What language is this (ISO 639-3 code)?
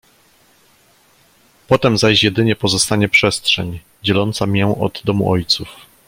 pol